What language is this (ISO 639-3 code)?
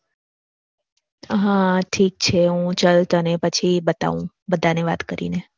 guj